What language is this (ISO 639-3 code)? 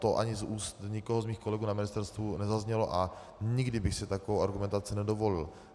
ces